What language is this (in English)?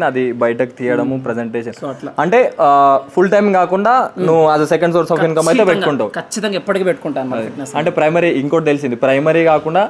Telugu